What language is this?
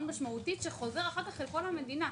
Hebrew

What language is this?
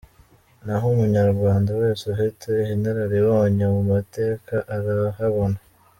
Kinyarwanda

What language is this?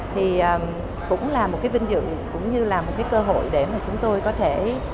Vietnamese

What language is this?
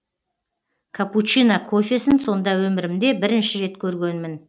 Kazakh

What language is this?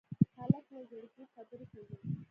Pashto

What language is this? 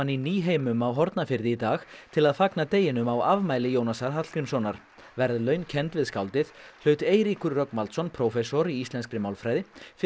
Icelandic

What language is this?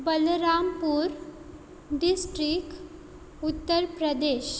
Konkani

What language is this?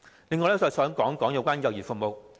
Cantonese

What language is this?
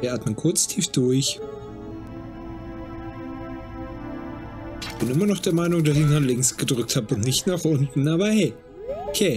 German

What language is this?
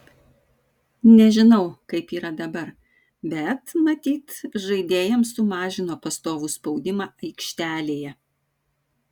Lithuanian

